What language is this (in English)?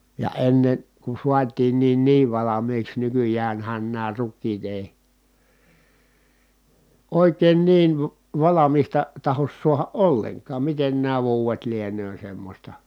Finnish